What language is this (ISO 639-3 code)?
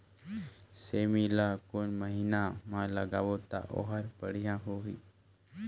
hne